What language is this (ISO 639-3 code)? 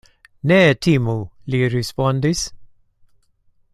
epo